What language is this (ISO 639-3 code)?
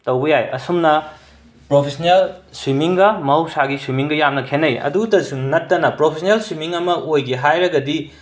mni